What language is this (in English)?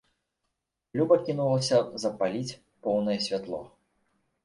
Belarusian